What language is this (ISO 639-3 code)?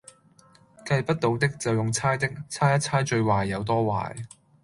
yue